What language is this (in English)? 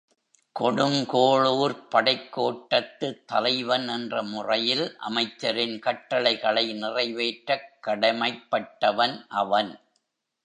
Tamil